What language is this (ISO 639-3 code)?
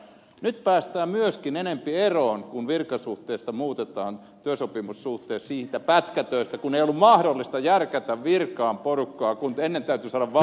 fin